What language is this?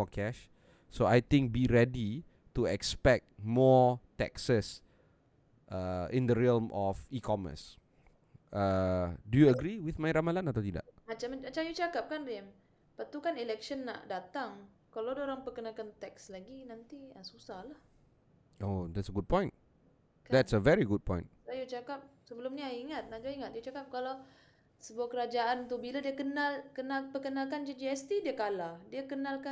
Malay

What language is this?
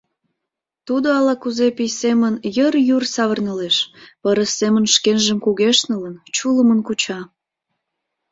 Mari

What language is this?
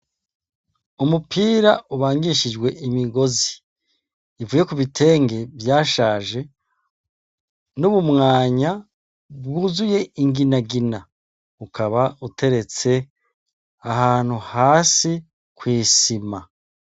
Rundi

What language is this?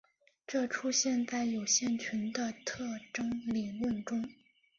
Chinese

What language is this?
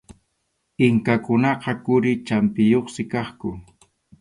Arequipa-La Unión Quechua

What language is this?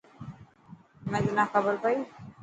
Dhatki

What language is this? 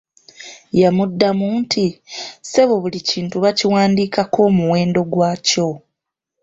Ganda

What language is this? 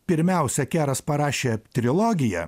Lithuanian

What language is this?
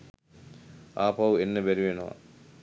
Sinhala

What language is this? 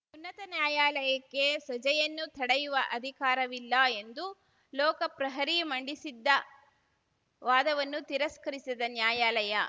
Kannada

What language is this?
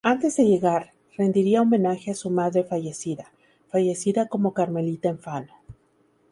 Spanish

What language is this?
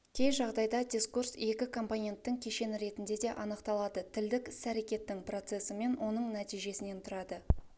Kazakh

